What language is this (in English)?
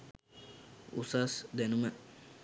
Sinhala